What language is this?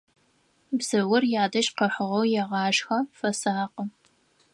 Adyghe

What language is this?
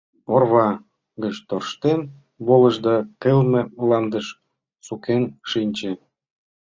Mari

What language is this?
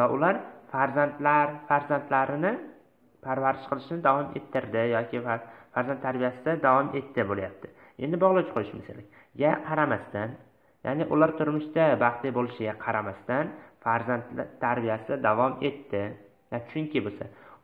Turkish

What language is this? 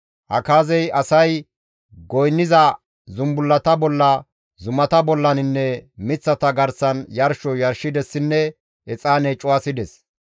Gamo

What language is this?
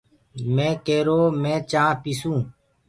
Gurgula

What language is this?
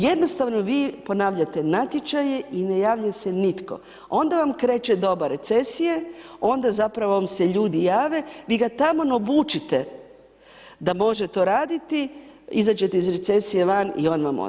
Croatian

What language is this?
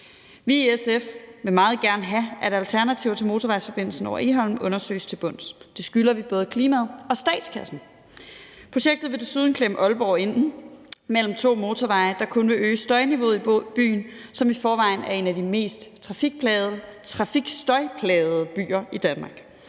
Danish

